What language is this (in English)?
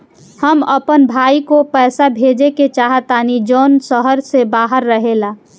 Bhojpuri